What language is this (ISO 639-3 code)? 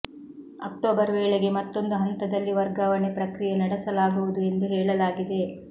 kan